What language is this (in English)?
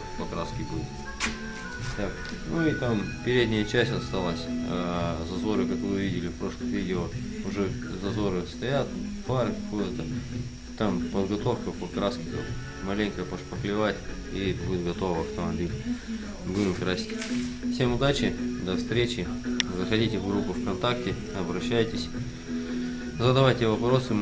Russian